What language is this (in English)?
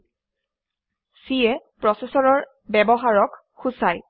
Assamese